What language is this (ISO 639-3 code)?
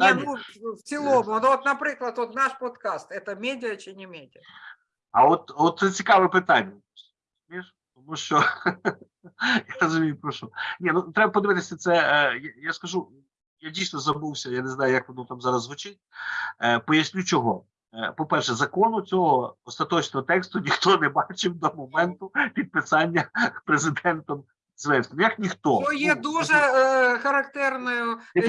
ukr